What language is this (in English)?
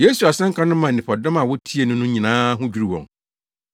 Akan